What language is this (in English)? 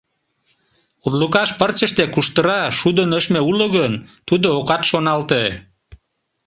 Mari